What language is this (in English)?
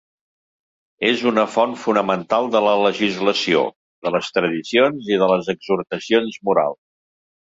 Catalan